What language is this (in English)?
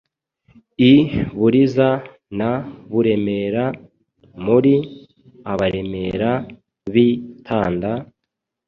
Kinyarwanda